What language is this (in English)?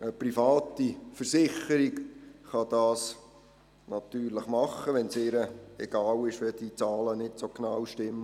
Swiss German